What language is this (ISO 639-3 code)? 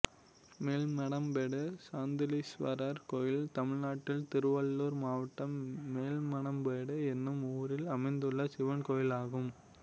tam